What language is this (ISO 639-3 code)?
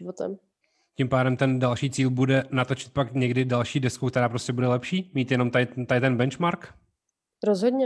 ces